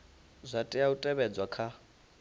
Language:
Venda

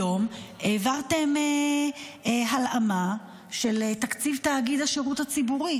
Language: Hebrew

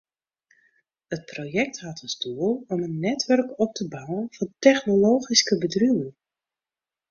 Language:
Western Frisian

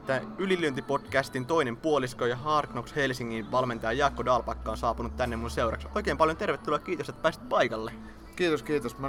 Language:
Finnish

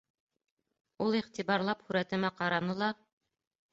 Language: Bashkir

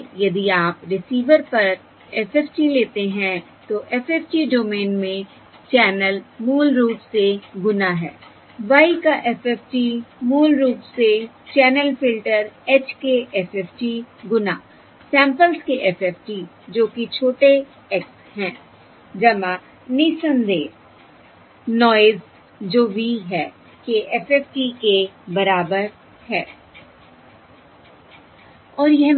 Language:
Hindi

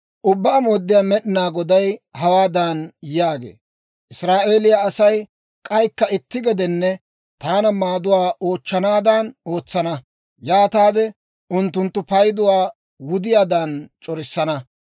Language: Dawro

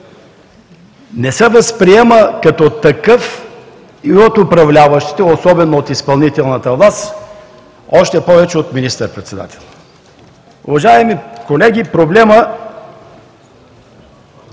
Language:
Bulgarian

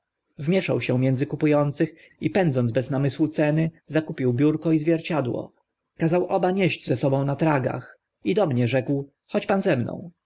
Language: Polish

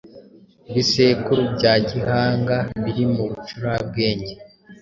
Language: Kinyarwanda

